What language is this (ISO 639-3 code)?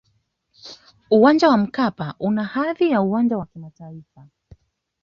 swa